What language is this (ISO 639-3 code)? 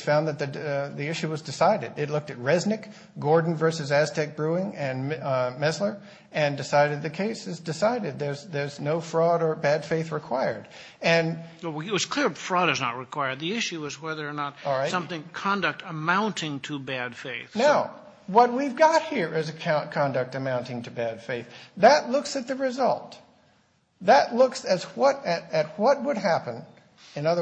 eng